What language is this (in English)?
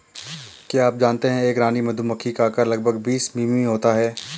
Hindi